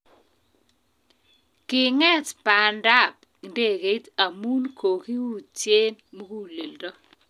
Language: Kalenjin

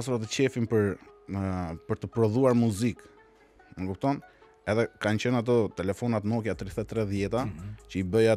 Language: Romanian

